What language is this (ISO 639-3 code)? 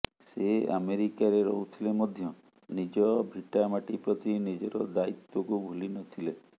ori